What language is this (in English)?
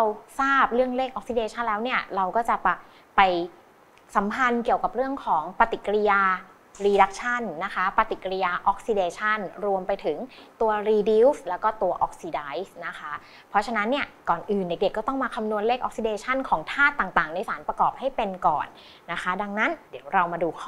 Thai